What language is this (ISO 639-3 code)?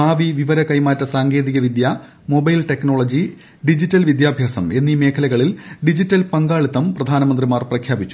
mal